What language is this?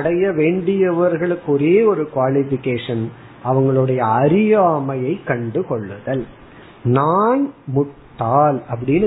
Tamil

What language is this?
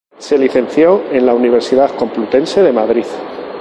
Spanish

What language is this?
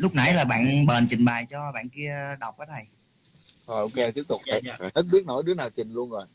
Vietnamese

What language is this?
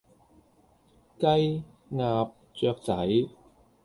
Cantonese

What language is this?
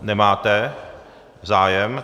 Czech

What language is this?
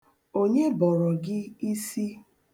Igbo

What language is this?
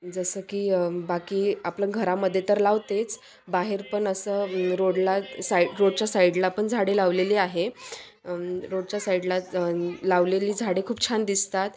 Marathi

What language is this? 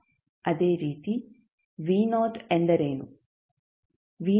Kannada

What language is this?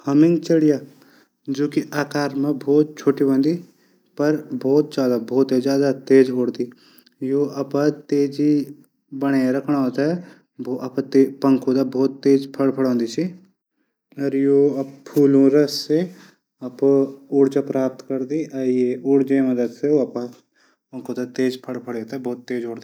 Garhwali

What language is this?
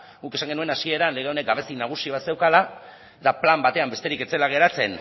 Basque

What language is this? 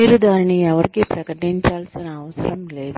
Telugu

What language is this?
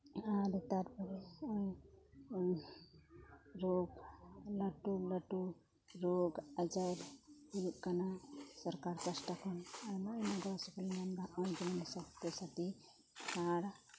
Santali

